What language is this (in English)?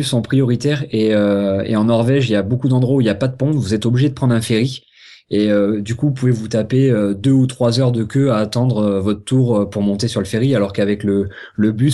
French